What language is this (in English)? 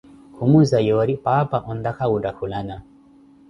Koti